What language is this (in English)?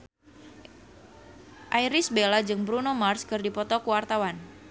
Sundanese